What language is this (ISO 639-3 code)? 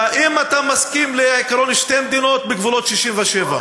heb